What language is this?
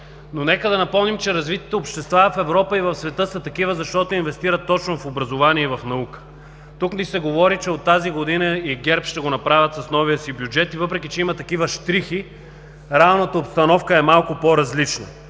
Bulgarian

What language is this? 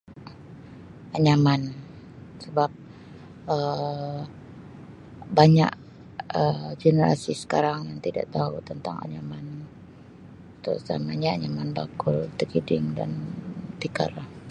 Sabah Malay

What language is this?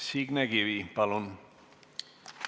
Estonian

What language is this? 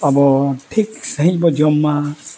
Santali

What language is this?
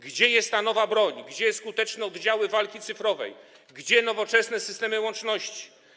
Polish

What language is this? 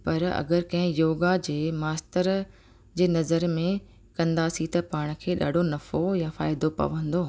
Sindhi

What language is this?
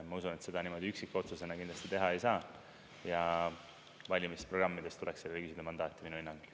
Estonian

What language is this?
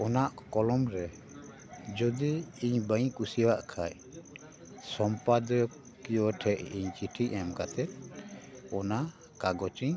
Santali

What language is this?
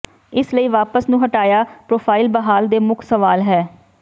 Punjabi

